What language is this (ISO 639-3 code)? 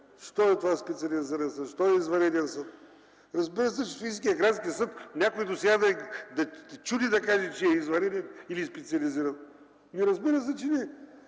bul